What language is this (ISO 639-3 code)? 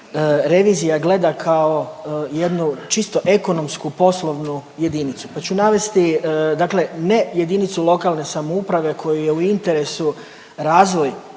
hrv